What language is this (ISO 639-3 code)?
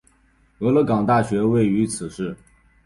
zho